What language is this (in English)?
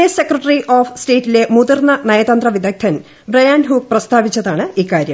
Malayalam